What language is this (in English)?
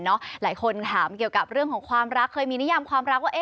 Thai